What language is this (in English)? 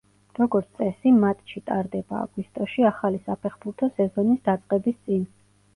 Georgian